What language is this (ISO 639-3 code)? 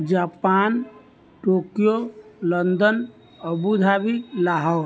mai